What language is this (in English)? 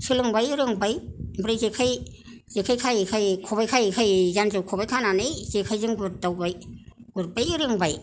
Bodo